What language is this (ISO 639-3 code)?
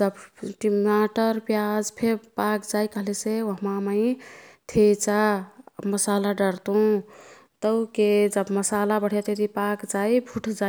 tkt